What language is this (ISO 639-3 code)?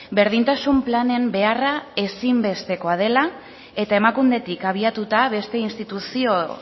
eus